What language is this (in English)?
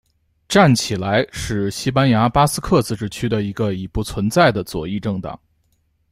Chinese